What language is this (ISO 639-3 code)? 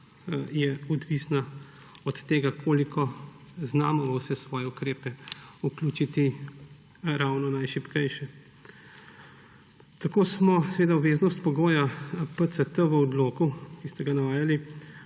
slv